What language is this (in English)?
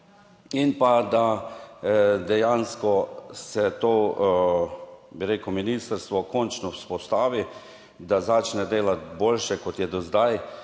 Slovenian